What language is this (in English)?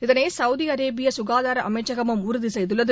Tamil